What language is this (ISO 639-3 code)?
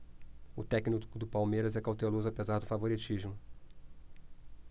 por